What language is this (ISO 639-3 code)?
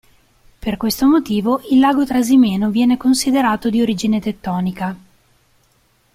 ita